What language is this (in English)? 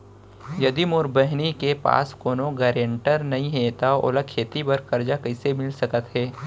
Chhattisgarhi